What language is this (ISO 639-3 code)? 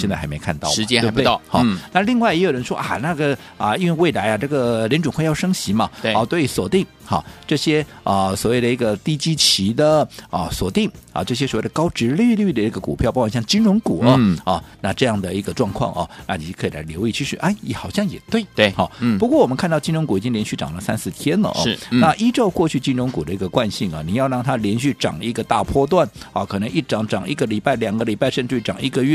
zho